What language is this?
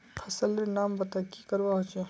Magahi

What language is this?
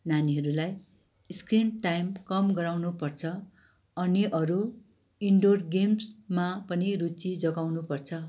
Nepali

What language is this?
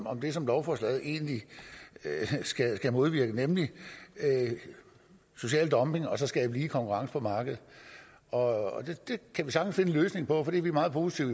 Danish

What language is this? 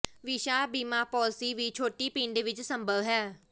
Punjabi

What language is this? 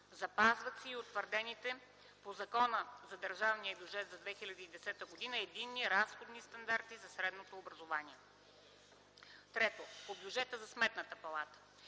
Bulgarian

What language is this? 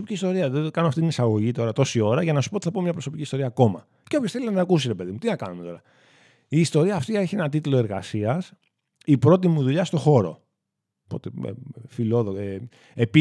Greek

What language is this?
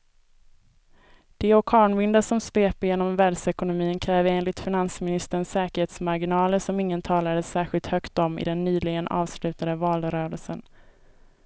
Swedish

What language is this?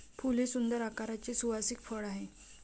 Marathi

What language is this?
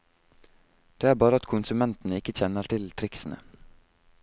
Norwegian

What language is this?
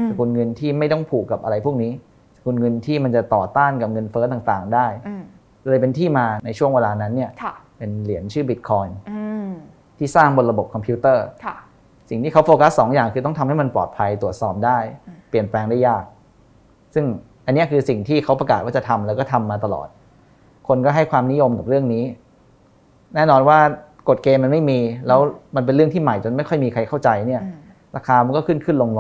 Thai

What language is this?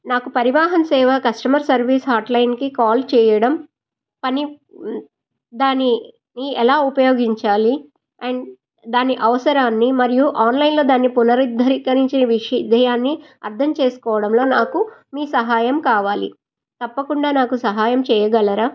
Telugu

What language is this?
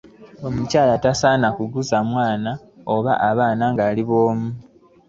Ganda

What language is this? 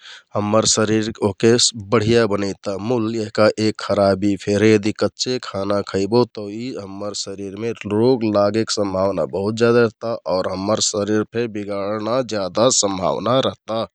Kathoriya Tharu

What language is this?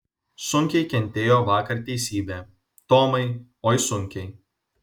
Lithuanian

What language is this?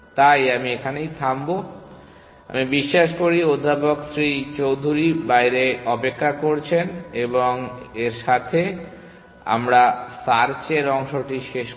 Bangla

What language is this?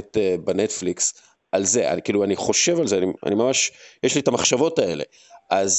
Hebrew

